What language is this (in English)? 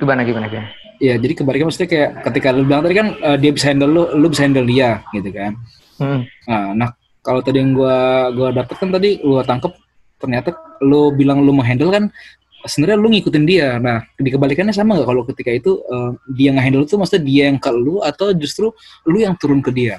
Indonesian